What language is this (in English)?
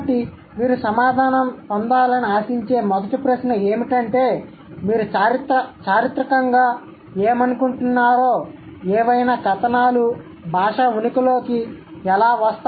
Telugu